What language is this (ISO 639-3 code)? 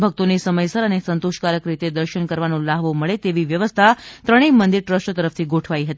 guj